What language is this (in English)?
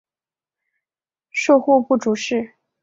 Chinese